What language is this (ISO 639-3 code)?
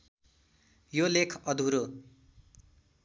nep